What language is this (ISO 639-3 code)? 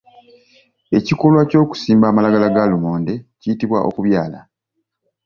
lug